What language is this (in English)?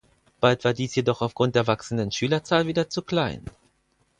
German